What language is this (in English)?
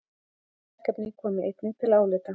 Icelandic